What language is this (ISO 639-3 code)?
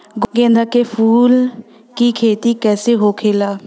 bho